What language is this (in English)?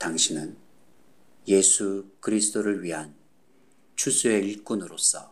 Korean